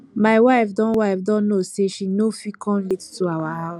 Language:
Nigerian Pidgin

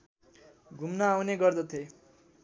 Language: Nepali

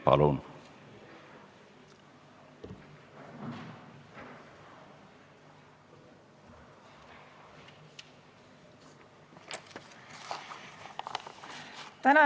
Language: Estonian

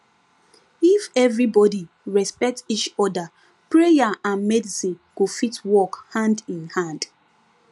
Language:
Nigerian Pidgin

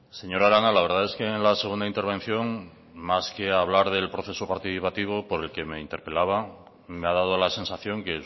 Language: Spanish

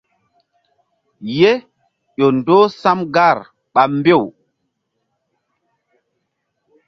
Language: Mbum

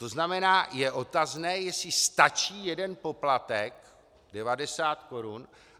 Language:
Czech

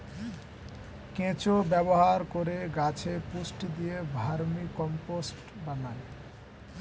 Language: Bangla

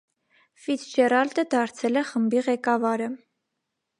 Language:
Armenian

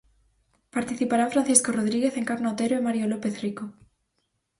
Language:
Galician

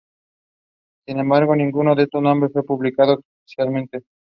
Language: Spanish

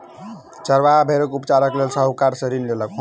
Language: Maithili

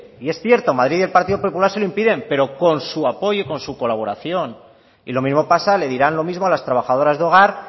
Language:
Spanish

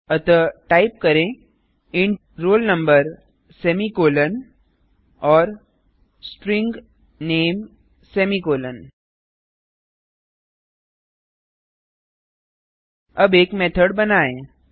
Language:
Hindi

